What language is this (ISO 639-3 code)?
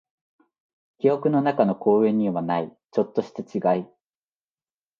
jpn